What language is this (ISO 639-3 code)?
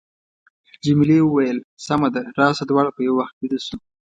pus